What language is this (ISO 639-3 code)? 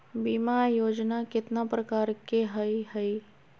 mag